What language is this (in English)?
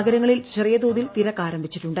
Malayalam